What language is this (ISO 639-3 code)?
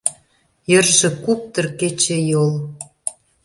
chm